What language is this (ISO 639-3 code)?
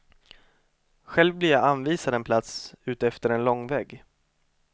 swe